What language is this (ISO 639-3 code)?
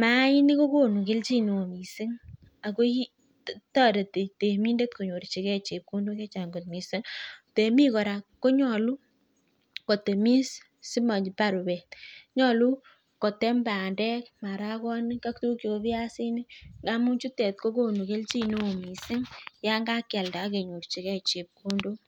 kln